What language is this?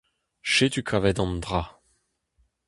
Breton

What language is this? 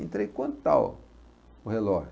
Portuguese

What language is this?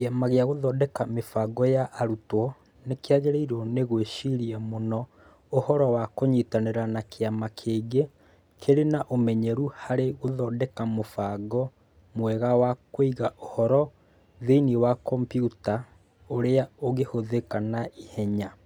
Kikuyu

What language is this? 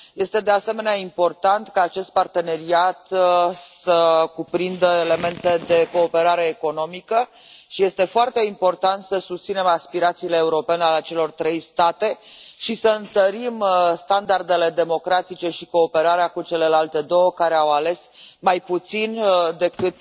Romanian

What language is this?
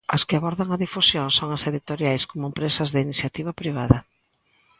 Galician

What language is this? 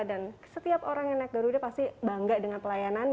Indonesian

